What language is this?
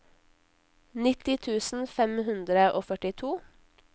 Norwegian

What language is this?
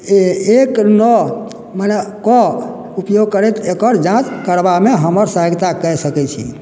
Maithili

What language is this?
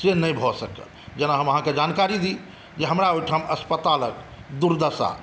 Maithili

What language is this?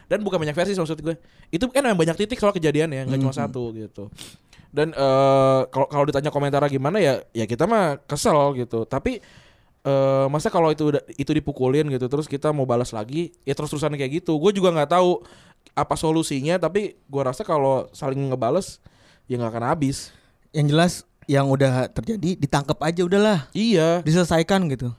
Indonesian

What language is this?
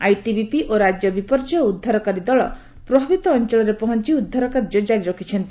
Odia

